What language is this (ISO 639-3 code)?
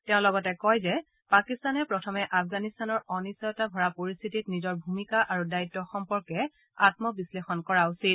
asm